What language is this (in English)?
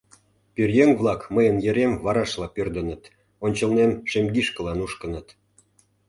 Mari